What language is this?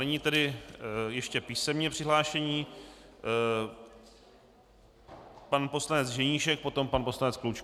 Czech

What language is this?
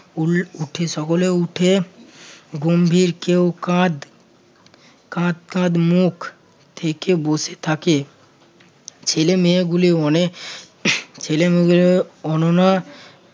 Bangla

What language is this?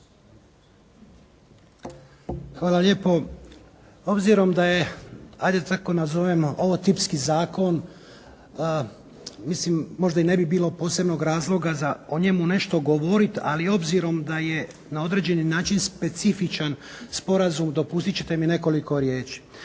Croatian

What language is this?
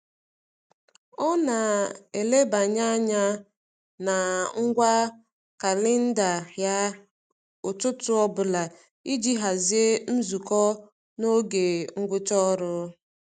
Igbo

